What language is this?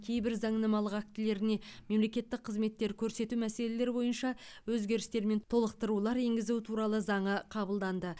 Kazakh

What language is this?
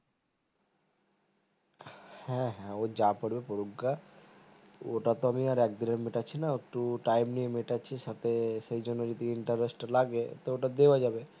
Bangla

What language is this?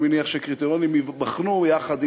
Hebrew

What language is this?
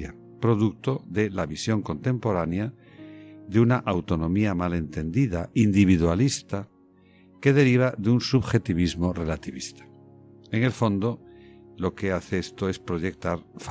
Spanish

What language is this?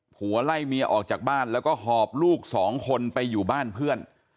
Thai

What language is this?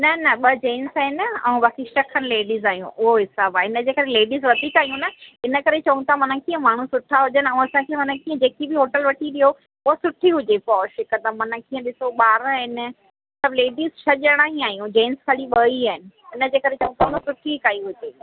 Sindhi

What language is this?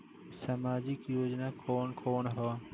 Bhojpuri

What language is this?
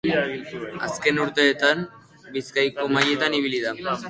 Basque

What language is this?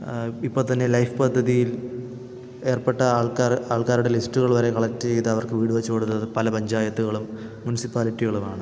Malayalam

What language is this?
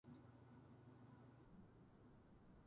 Japanese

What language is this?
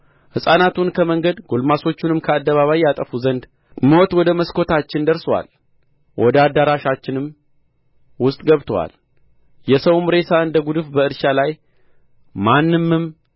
Amharic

